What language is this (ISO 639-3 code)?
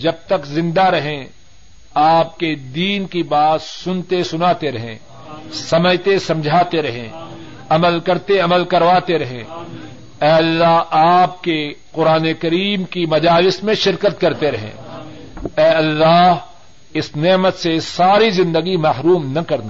urd